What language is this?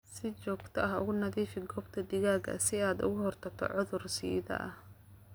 Somali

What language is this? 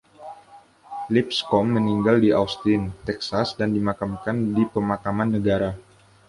Indonesian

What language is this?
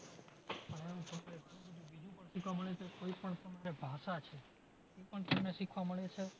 Gujarati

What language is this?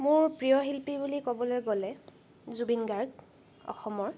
Assamese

